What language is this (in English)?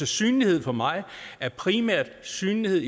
Danish